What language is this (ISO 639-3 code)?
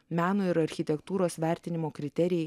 lit